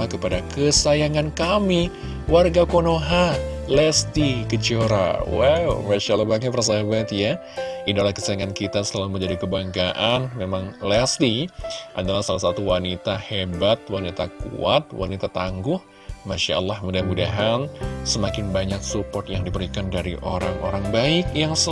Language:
Indonesian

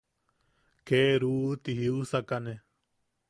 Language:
Yaqui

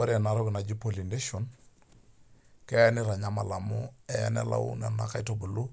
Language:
Masai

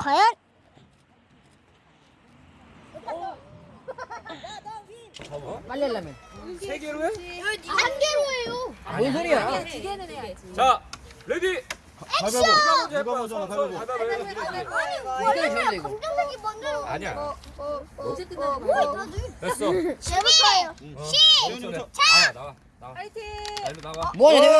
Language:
Korean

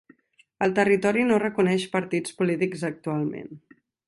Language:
Catalan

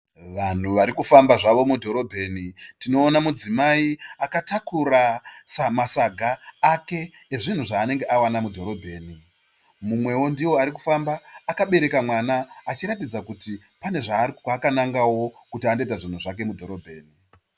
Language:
Shona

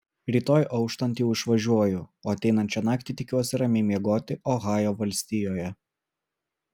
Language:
Lithuanian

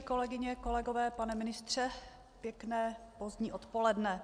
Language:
Czech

